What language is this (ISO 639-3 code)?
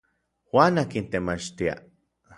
nlv